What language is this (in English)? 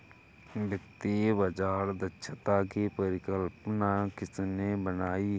Hindi